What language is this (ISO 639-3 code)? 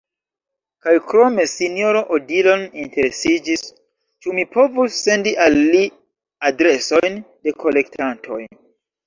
epo